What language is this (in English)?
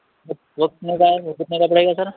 Urdu